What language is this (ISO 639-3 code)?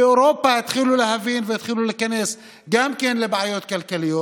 heb